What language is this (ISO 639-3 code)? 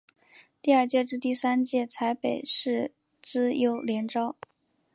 zho